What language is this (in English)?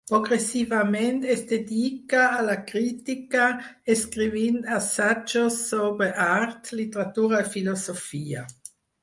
Catalan